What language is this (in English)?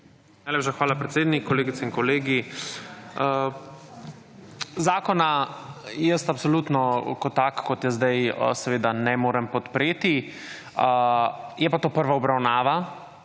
Slovenian